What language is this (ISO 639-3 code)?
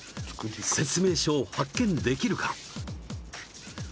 jpn